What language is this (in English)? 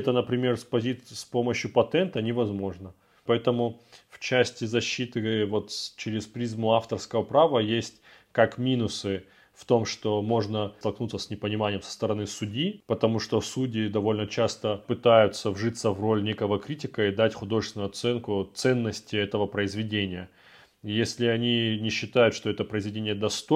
Russian